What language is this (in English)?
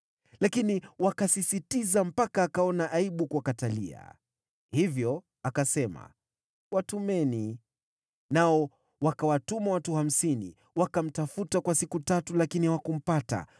Swahili